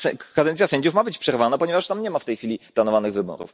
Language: Polish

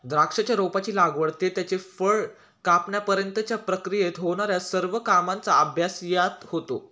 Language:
Marathi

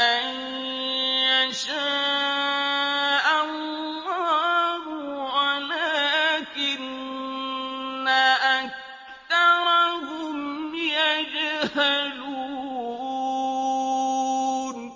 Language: Arabic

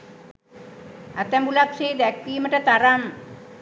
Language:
Sinhala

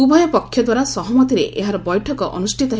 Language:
Odia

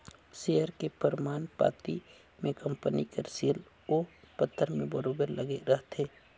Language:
Chhattisgarhi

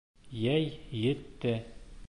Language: Bashkir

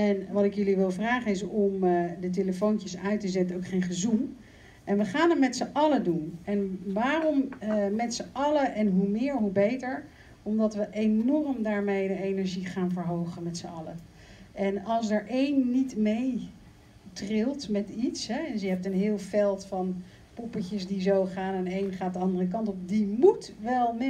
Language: Dutch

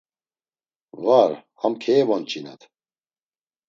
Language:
Laz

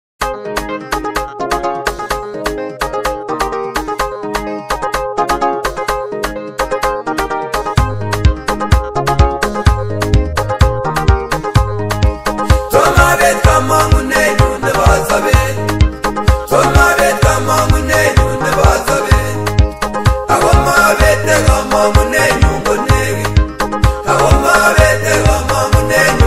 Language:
Arabic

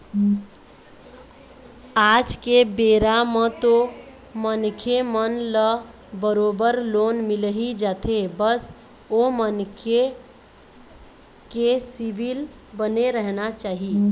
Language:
Chhattisgarhi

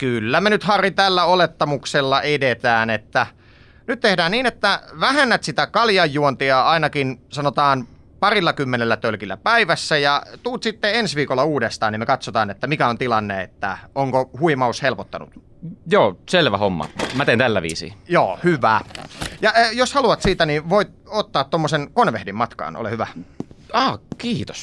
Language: Finnish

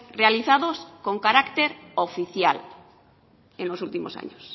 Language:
Spanish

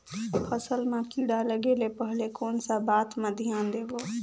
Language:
Chhattisgarhi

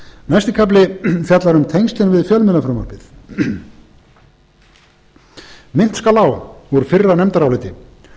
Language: Icelandic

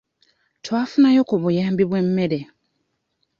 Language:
Ganda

